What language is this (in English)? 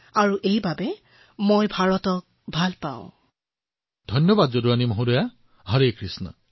Assamese